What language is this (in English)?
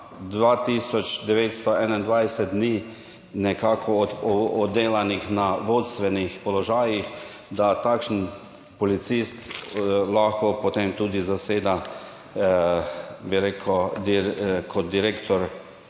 Slovenian